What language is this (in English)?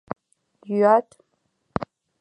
Mari